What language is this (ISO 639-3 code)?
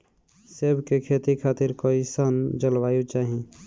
bho